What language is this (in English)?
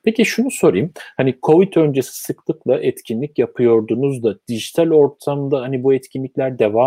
Turkish